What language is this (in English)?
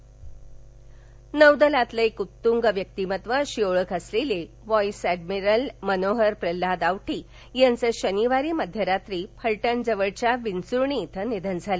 Marathi